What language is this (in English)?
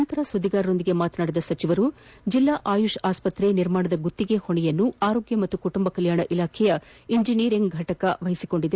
Kannada